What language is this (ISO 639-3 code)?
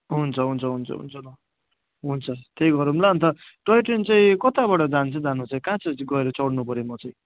nep